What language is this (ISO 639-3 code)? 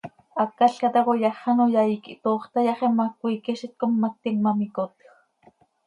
sei